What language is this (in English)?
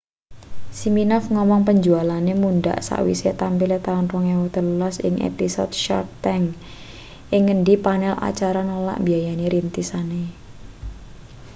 Javanese